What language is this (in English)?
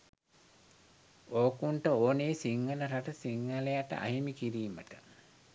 Sinhala